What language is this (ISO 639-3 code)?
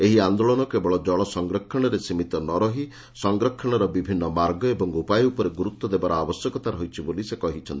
ori